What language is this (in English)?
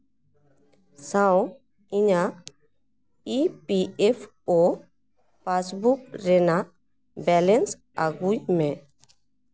Santali